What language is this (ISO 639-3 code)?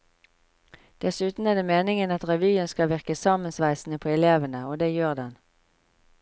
nor